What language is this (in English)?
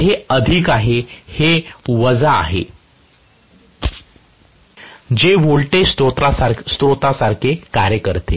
Marathi